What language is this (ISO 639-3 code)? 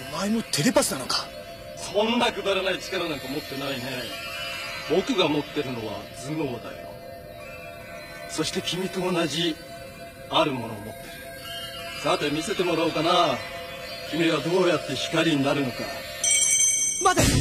jpn